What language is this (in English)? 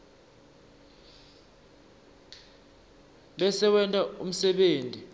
Swati